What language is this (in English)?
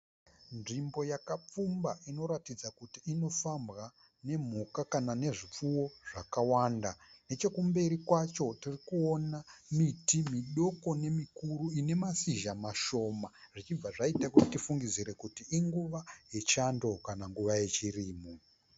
Shona